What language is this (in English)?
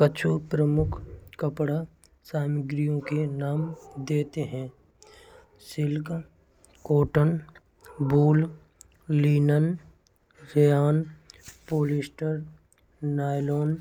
Braj